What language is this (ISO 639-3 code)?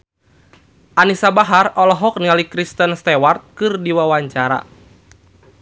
sun